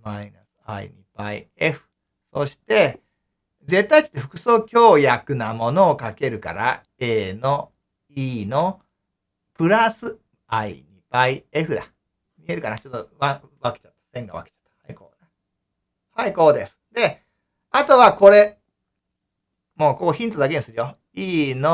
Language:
Japanese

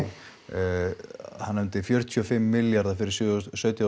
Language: Icelandic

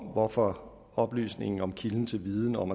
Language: Danish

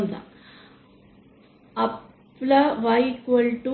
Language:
Marathi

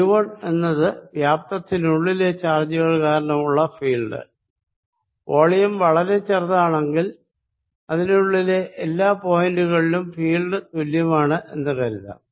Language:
Malayalam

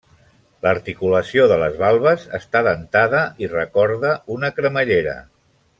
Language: Catalan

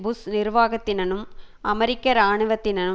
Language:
Tamil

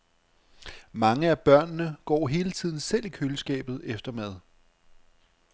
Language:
Danish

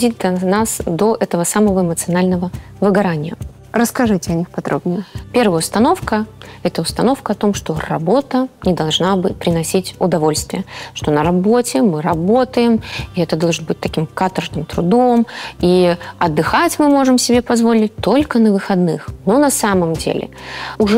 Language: Russian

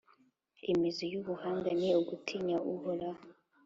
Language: Kinyarwanda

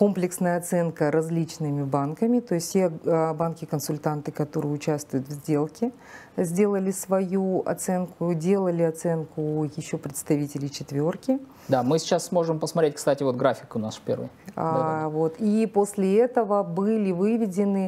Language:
Russian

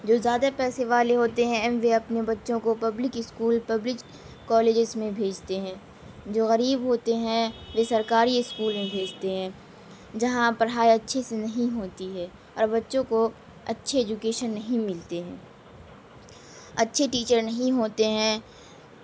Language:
Urdu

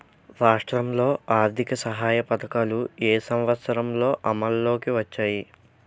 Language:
Telugu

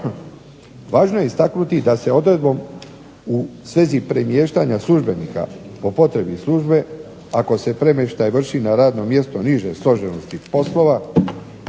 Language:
Croatian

